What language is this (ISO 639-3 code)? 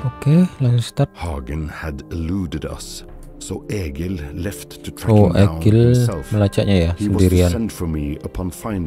ind